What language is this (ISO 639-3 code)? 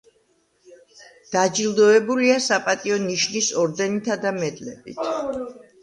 kat